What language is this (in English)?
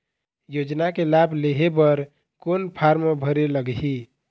Chhattisgarhi